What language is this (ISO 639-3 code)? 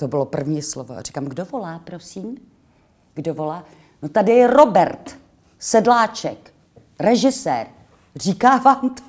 ces